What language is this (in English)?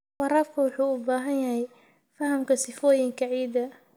Somali